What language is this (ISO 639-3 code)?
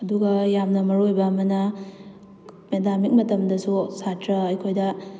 mni